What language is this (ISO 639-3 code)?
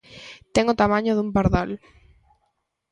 glg